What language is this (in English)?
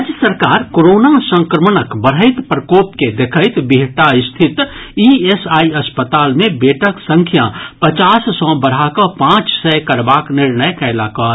Maithili